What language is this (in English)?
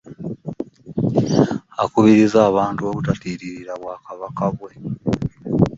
Ganda